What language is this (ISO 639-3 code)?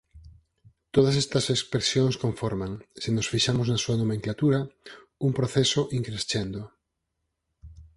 glg